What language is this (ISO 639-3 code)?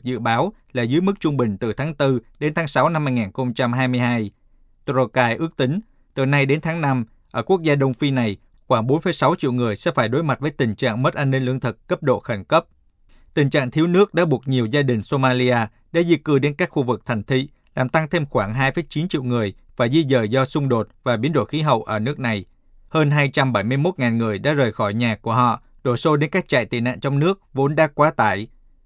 vie